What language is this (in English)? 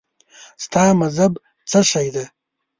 Pashto